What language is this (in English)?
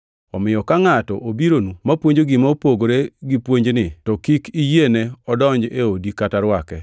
Luo (Kenya and Tanzania)